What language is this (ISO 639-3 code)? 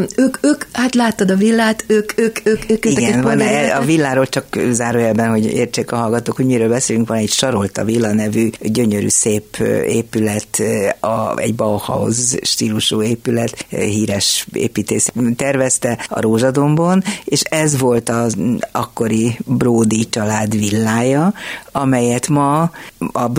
hun